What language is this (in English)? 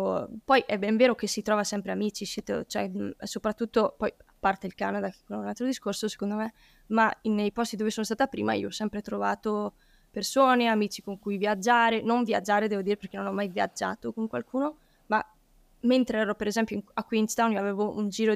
Italian